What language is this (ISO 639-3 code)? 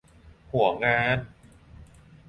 tha